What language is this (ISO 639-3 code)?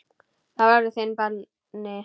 isl